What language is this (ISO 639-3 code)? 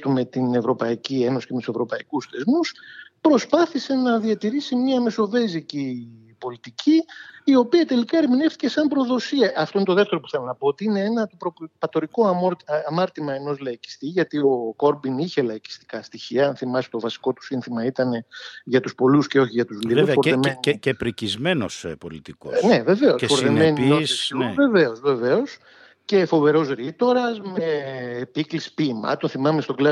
ell